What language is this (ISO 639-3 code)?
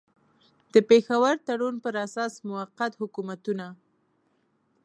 pus